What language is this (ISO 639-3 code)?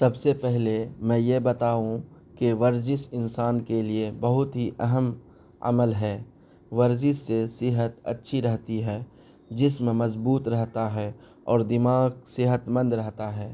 urd